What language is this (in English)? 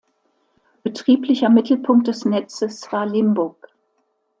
German